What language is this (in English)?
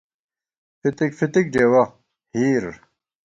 Gawar-Bati